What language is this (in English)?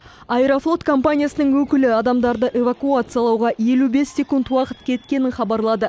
Kazakh